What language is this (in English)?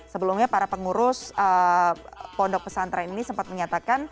Indonesian